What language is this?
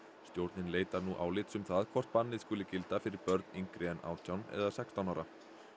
Icelandic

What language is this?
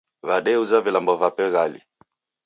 Taita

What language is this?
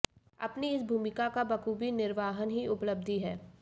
Hindi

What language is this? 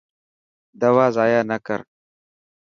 Dhatki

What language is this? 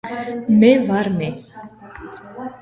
Georgian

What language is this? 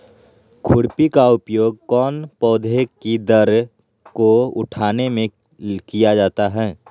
Magahi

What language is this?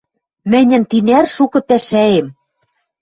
Western Mari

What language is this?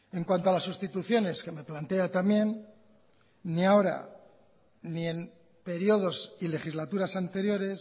Spanish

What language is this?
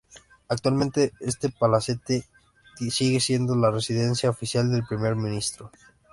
Spanish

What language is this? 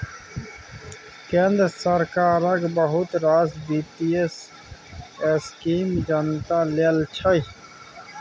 Maithili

